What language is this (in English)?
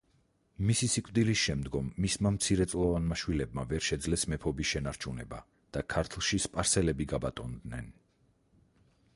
Georgian